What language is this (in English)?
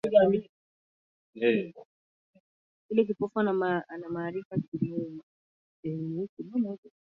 Swahili